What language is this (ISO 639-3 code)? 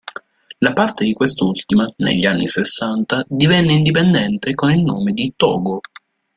ita